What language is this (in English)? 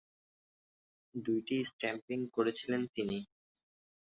Bangla